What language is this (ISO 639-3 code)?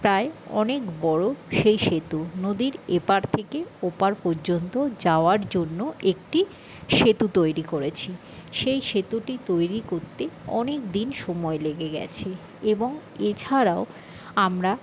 ben